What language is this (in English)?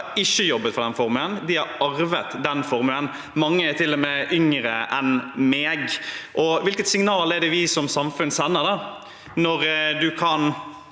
Norwegian